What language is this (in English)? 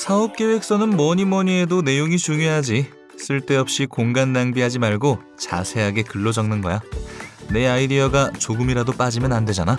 Korean